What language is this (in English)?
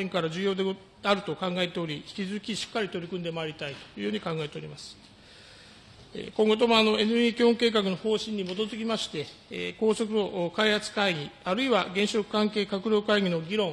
Japanese